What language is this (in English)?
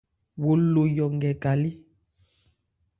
Ebrié